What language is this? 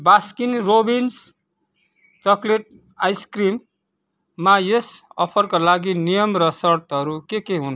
Nepali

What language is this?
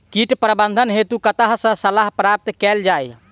Maithili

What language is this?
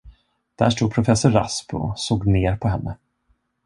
Swedish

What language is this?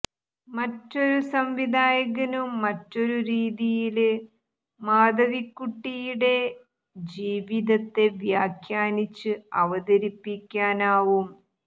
Malayalam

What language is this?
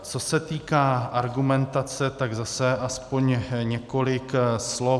Czech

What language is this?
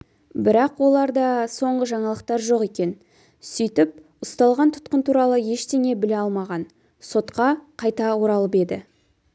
Kazakh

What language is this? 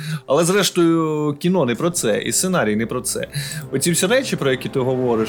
Ukrainian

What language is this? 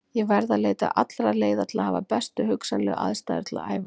Icelandic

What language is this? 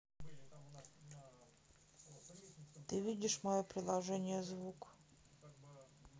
Russian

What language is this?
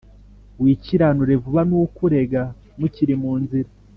Kinyarwanda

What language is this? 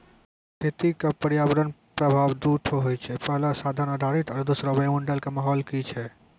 Maithili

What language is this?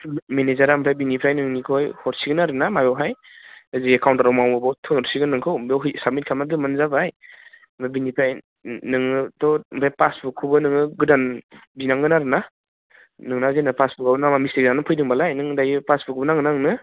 Bodo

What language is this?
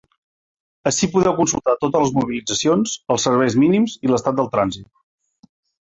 Catalan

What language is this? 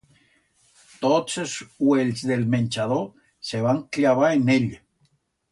Aragonese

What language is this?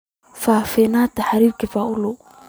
Somali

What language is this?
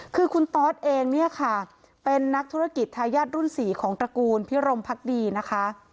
Thai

